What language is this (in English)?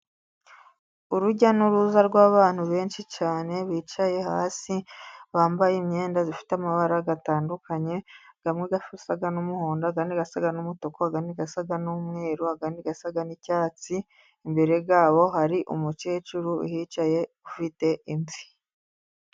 Kinyarwanda